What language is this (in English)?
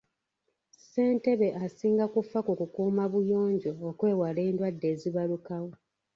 Ganda